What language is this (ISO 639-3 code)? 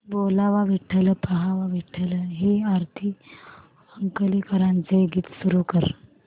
mar